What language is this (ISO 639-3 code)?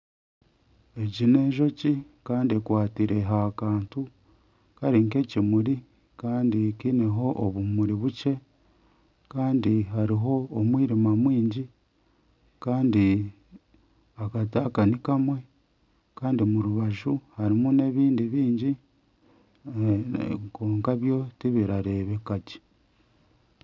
nyn